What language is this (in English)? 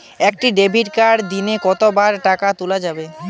Bangla